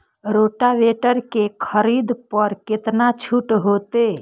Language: Maithili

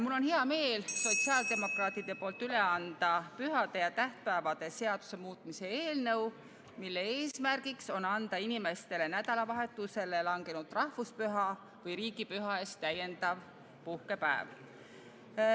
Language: Estonian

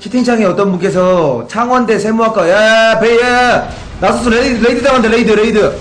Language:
Korean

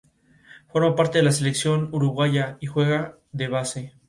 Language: Spanish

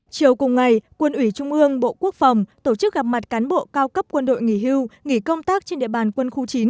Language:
Vietnamese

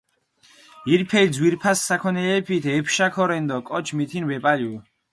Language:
Mingrelian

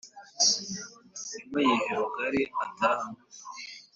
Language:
Kinyarwanda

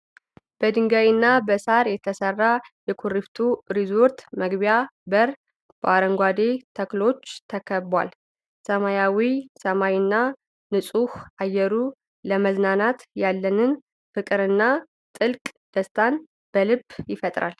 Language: Amharic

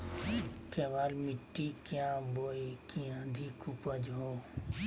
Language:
Magahi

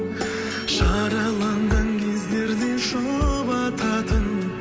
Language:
Kazakh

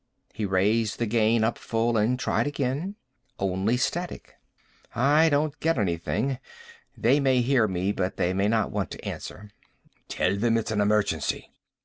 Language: English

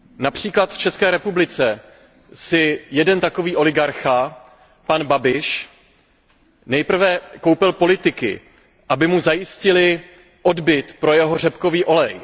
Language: Czech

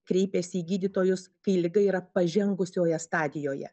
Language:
Lithuanian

